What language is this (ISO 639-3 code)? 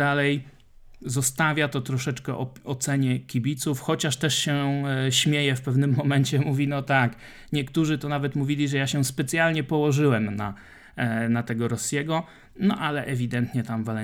pol